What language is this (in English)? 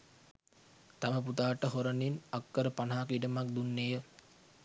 Sinhala